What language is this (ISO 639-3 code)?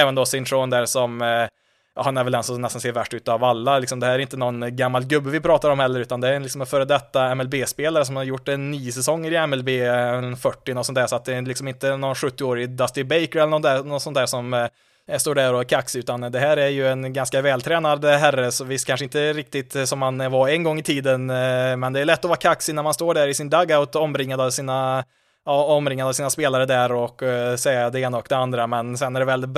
swe